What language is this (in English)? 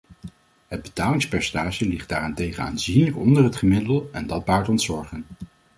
Dutch